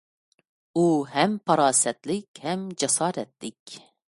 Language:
Uyghur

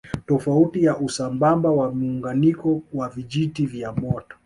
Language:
Swahili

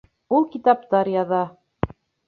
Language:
Bashkir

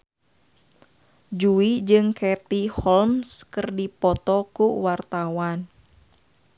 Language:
Sundanese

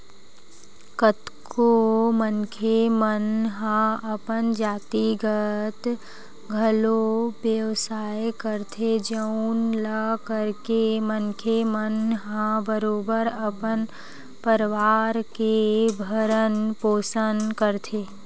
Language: Chhattisgarhi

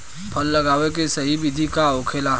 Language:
Bhojpuri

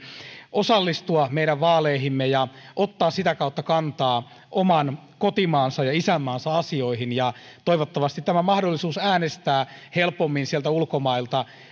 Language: Finnish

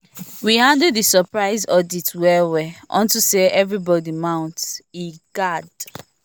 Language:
Nigerian Pidgin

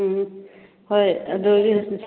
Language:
Manipuri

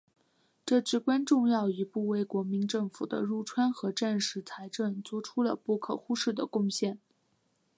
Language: Chinese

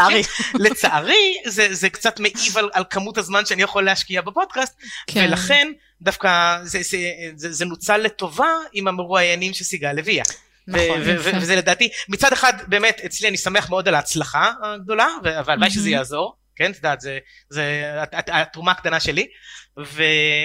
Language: Hebrew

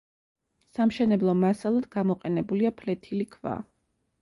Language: Georgian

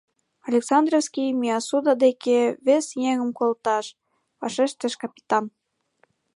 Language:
Mari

